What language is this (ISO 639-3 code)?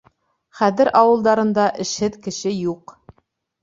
bak